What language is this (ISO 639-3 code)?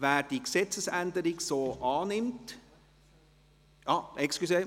gsw